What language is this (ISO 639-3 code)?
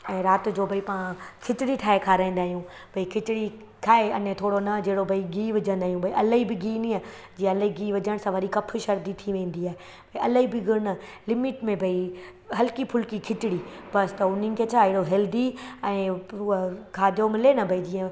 snd